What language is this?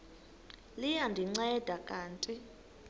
Xhosa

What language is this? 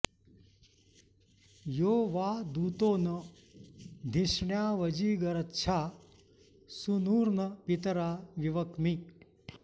Sanskrit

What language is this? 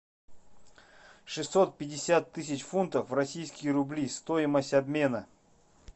Russian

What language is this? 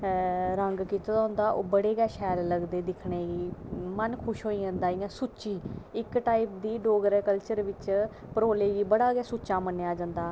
Dogri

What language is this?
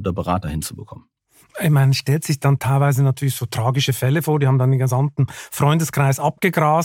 German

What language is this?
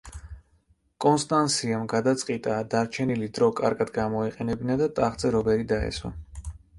Georgian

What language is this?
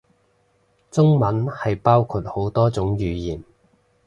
Cantonese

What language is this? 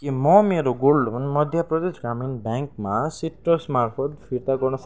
Nepali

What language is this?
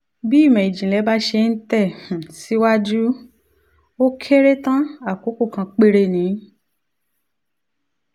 Yoruba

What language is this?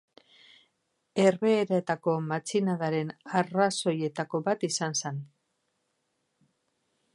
Basque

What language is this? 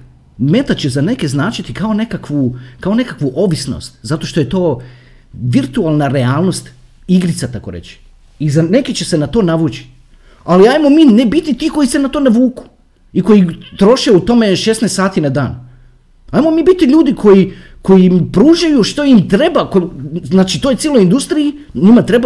Croatian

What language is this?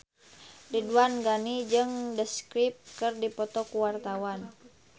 Sundanese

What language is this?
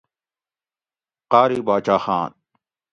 Gawri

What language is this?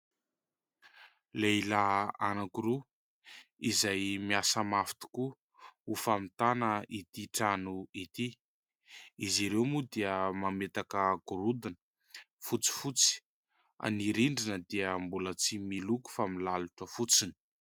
Malagasy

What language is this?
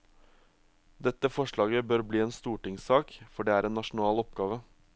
Norwegian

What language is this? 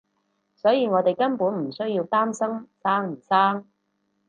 Cantonese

